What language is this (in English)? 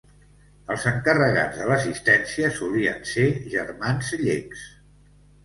Catalan